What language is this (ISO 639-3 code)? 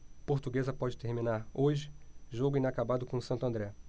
por